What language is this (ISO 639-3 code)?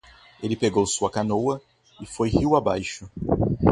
por